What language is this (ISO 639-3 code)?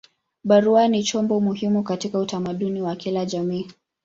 swa